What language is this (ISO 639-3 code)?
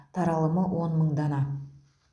kaz